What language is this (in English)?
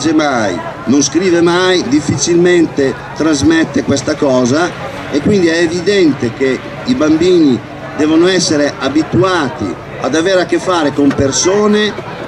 Italian